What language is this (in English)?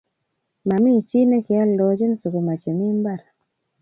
Kalenjin